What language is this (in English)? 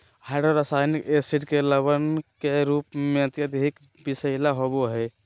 Magahi